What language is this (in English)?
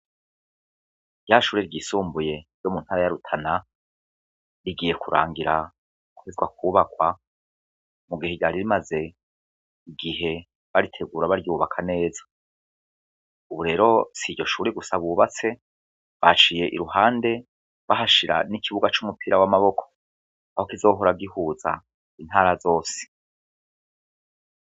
Rundi